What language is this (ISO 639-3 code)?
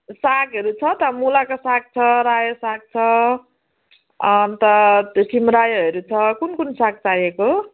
nep